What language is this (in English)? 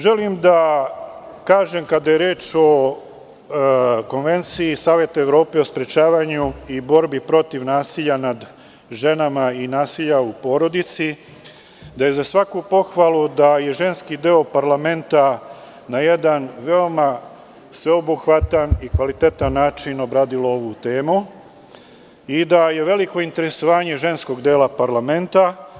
Serbian